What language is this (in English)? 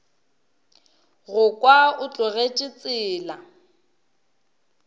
Northern Sotho